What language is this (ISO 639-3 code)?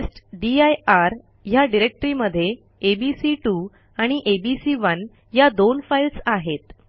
mar